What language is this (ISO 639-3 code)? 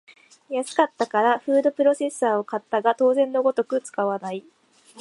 jpn